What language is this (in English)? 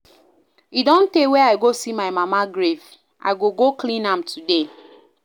Nigerian Pidgin